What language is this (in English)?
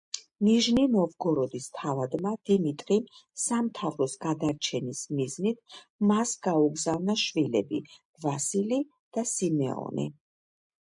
Georgian